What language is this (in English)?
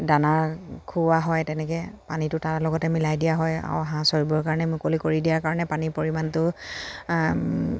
Assamese